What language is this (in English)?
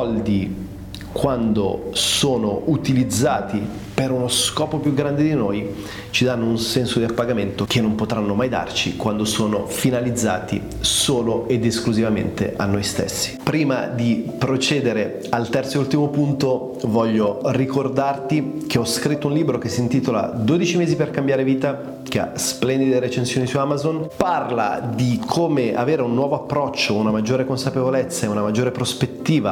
Italian